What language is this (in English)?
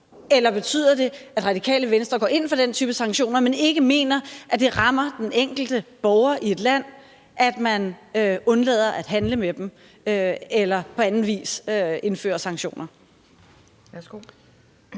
Danish